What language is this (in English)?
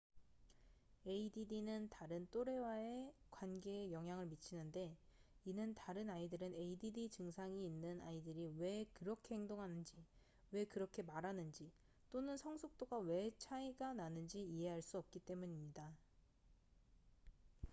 Korean